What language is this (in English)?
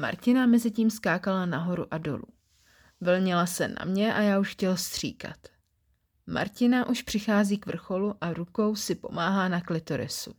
Czech